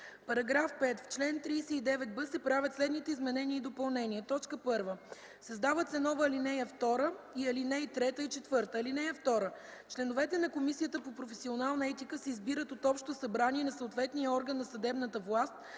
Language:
Bulgarian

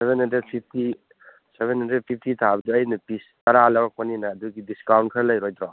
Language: Manipuri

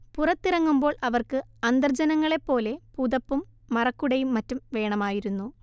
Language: Malayalam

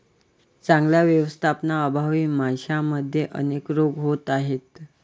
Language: Marathi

